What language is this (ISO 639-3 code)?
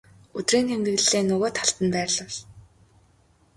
mon